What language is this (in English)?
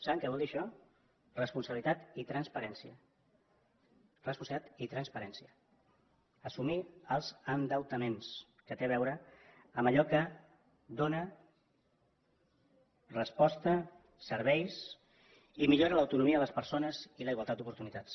Catalan